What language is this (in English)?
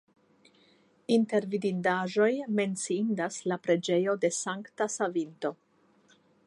Esperanto